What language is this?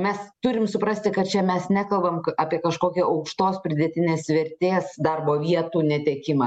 Lithuanian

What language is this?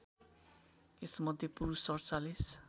Nepali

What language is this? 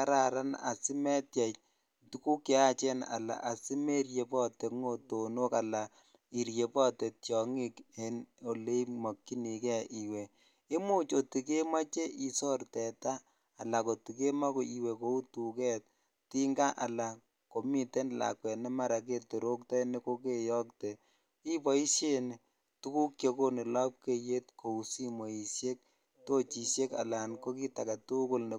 Kalenjin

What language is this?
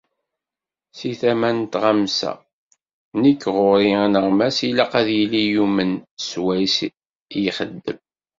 Kabyle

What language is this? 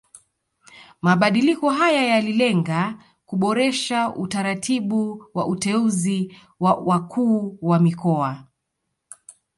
Swahili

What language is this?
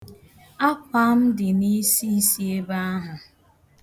Igbo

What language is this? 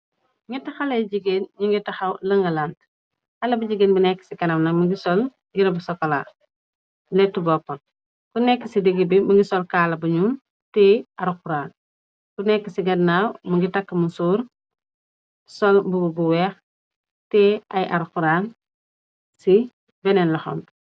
Wolof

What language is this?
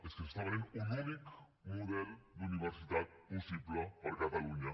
Catalan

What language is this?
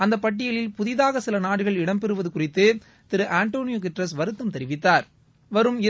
Tamil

